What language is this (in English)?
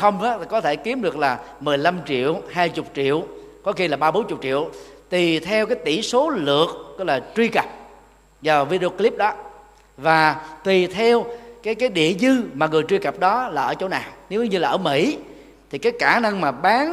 Vietnamese